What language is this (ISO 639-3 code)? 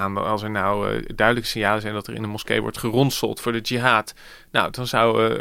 nld